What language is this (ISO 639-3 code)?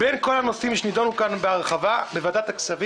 heb